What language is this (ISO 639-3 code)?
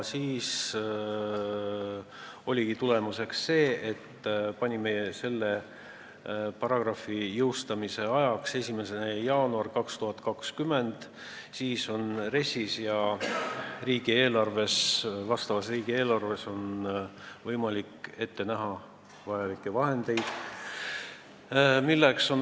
est